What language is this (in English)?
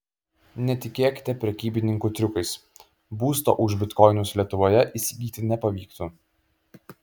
Lithuanian